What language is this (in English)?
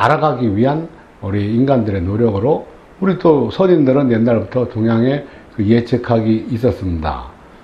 Korean